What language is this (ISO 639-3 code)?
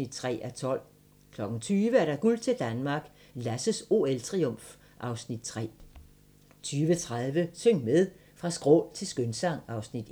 dan